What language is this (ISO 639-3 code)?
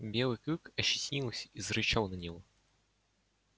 rus